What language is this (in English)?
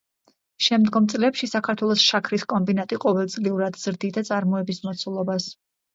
Georgian